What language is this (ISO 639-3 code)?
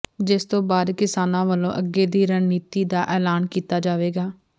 pan